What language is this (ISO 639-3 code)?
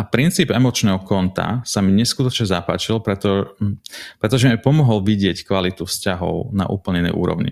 slk